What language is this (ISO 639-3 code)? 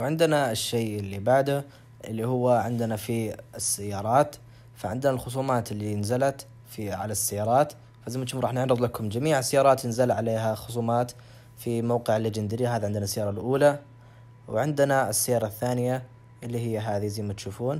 ara